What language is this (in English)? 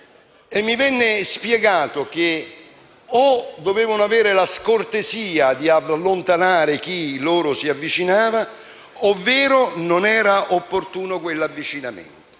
Italian